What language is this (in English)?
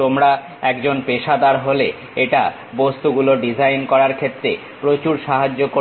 Bangla